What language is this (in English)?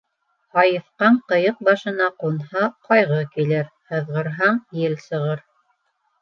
Bashkir